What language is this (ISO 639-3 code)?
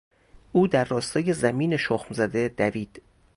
fas